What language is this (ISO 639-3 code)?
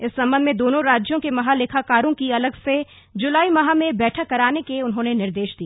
hin